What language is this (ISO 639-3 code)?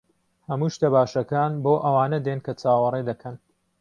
ckb